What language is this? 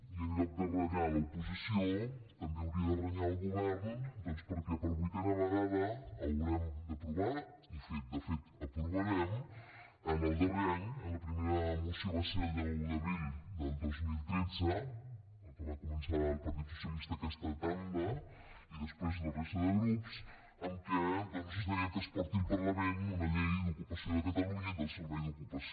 Catalan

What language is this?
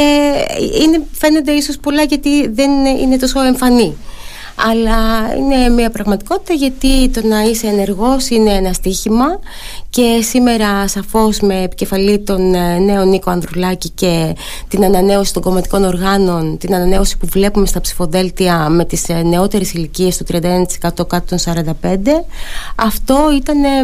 Greek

